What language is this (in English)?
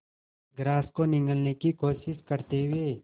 Hindi